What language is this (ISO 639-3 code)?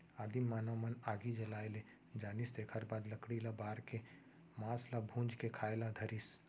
hne